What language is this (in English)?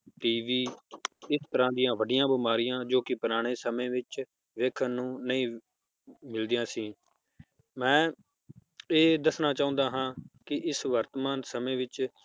Punjabi